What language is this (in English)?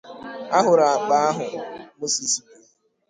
Igbo